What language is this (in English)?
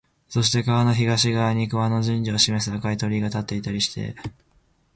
Japanese